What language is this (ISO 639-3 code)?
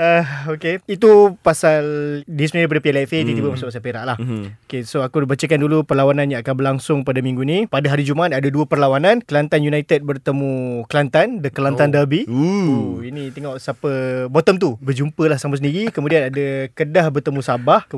msa